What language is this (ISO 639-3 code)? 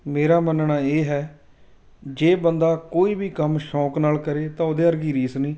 pan